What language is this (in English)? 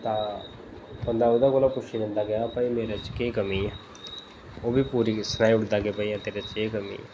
Dogri